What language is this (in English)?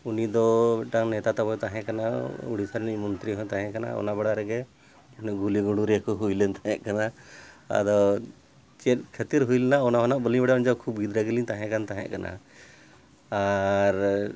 Santali